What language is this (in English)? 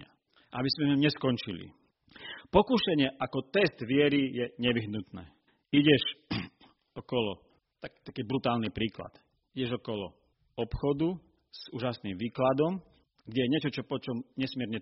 Slovak